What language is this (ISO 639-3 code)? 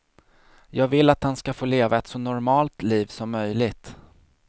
swe